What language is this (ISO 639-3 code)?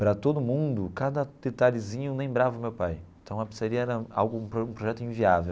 por